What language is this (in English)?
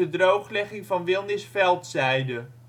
Dutch